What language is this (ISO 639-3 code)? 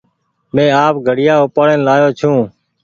gig